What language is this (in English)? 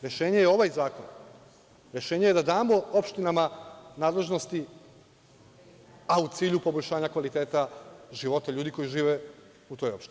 Serbian